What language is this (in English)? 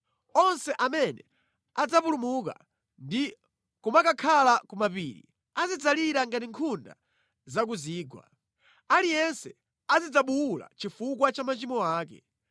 Nyanja